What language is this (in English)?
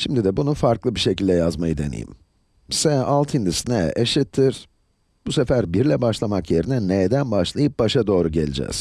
Turkish